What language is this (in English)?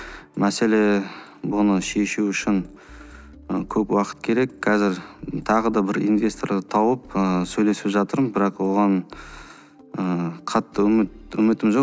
Kazakh